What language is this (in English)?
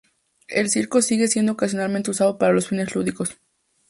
Spanish